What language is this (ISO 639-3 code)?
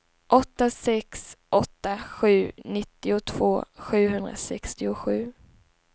swe